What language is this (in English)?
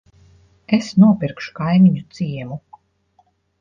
Latvian